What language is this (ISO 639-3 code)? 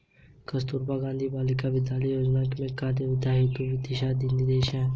hin